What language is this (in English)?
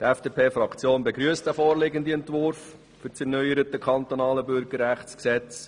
Swiss German